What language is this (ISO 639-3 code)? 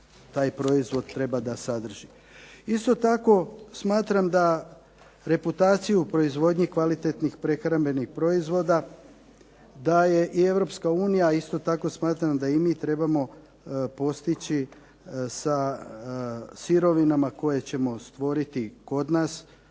hrv